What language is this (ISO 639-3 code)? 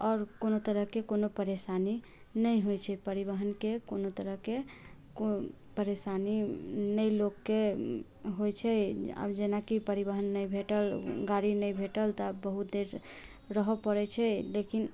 mai